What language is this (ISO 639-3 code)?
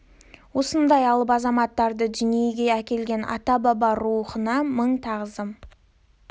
kaz